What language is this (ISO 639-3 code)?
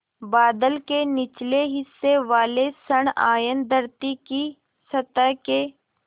hin